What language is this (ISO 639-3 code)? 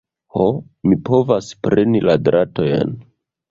epo